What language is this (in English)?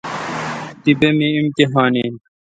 Kalkoti